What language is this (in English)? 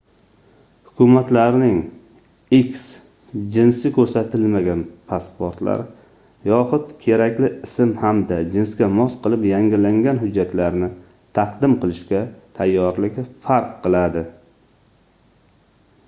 Uzbek